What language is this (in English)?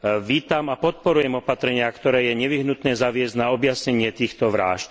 Slovak